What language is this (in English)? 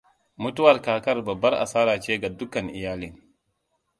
Hausa